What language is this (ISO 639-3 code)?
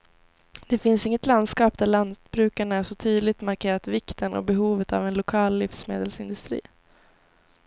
swe